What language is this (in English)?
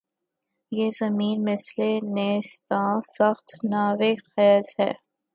Urdu